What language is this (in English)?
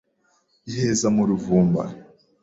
Kinyarwanda